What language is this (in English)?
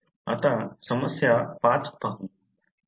Marathi